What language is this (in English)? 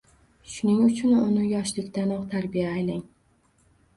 Uzbek